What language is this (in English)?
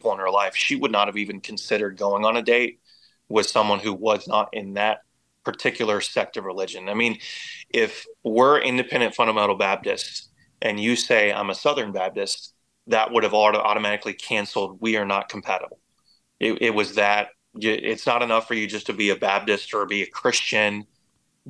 English